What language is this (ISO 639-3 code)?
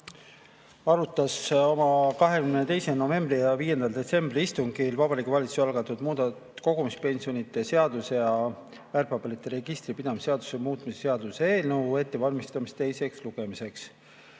est